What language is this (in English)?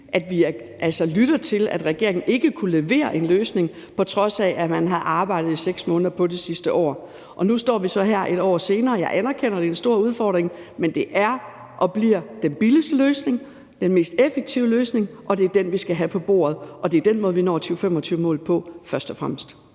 Danish